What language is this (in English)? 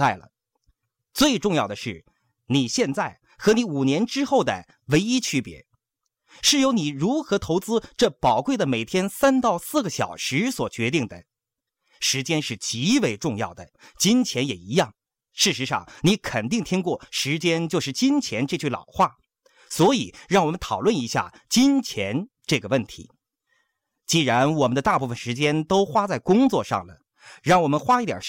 Chinese